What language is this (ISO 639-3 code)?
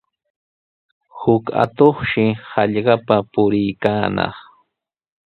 qws